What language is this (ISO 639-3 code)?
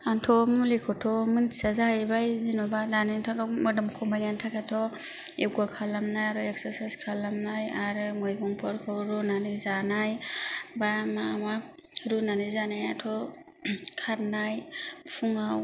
brx